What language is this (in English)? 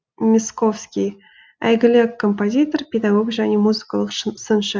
Kazakh